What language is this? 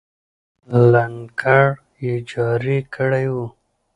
Pashto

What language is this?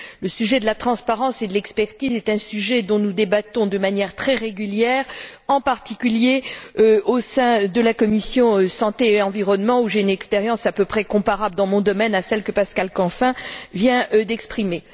French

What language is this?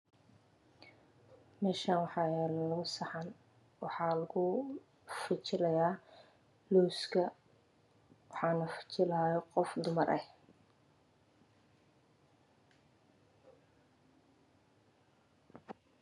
Somali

